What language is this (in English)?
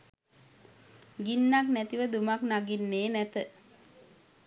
Sinhala